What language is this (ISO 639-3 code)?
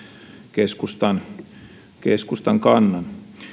fin